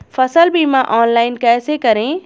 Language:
Hindi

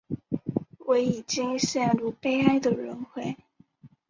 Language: Chinese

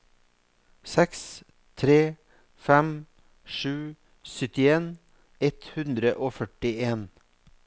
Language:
Norwegian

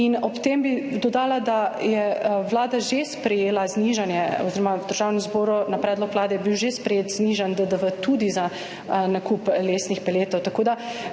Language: Slovenian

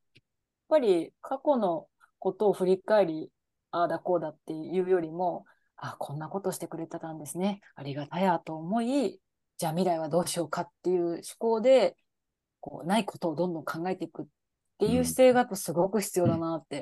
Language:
Japanese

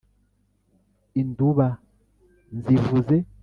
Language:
Kinyarwanda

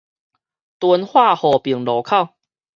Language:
Min Nan Chinese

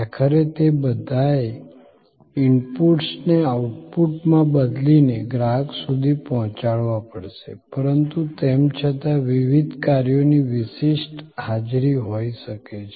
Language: Gujarati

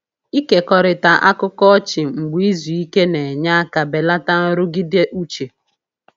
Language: Igbo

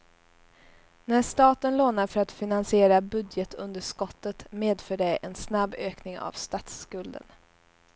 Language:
Swedish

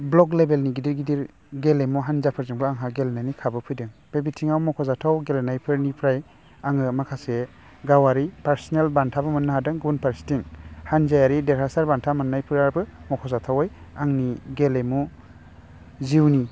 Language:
Bodo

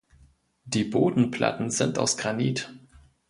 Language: German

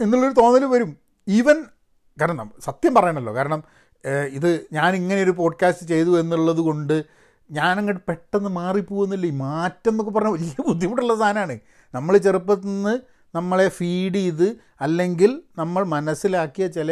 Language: Malayalam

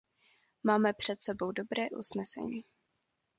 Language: Czech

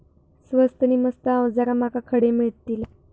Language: Marathi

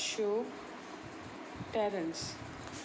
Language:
Konkani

